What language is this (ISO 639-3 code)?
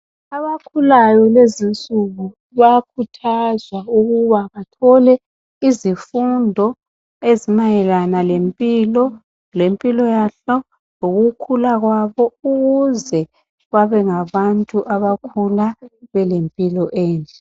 nde